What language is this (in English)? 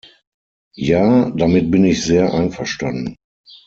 German